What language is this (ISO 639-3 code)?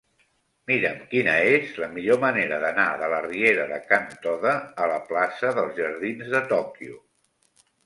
cat